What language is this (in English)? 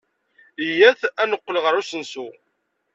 Kabyle